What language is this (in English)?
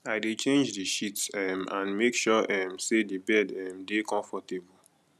Nigerian Pidgin